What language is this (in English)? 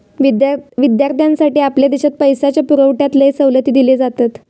Marathi